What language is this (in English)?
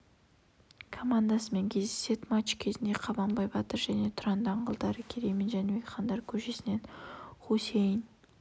Kazakh